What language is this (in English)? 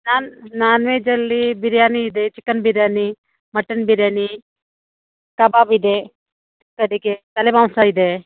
Kannada